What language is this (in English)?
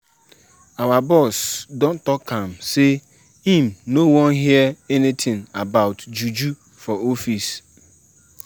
Nigerian Pidgin